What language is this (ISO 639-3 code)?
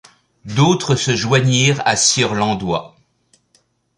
fra